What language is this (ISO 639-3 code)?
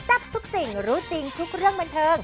tha